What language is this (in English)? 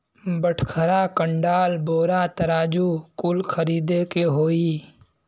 Bhojpuri